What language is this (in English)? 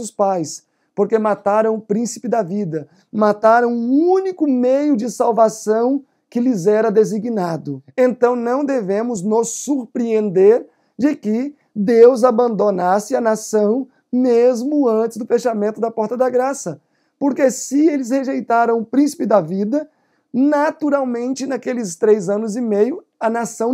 Portuguese